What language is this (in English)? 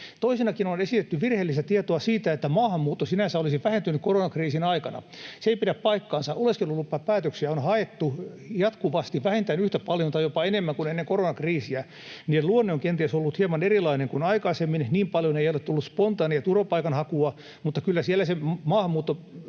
Finnish